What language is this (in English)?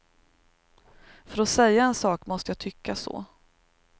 Swedish